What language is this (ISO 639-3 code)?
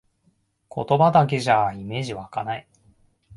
jpn